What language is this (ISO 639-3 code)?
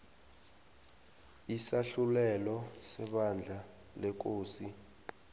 nbl